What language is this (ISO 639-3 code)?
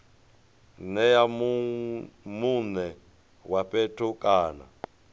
ven